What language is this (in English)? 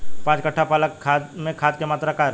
Bhojpuri